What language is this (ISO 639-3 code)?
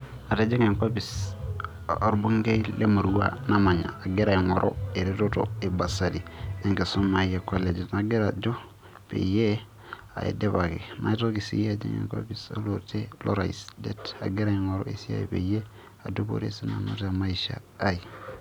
mas